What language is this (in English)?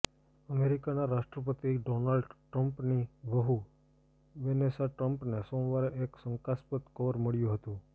Gujarati